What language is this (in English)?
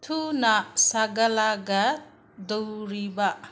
Manipuri